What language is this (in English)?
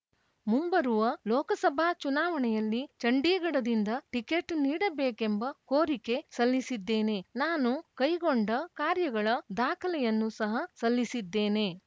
Kannada